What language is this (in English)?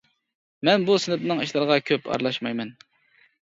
Uyghur